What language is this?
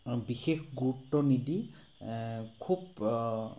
Assamese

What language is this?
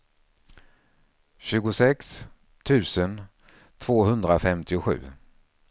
Swedish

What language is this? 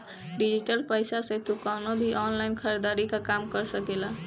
Bhojpuri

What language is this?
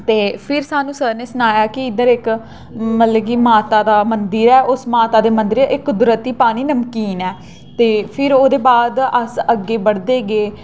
Dogri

